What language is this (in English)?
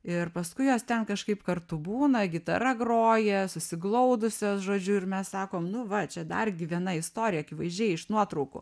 Lithuanian